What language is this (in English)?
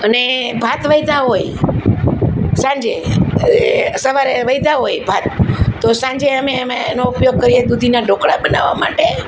Gujarati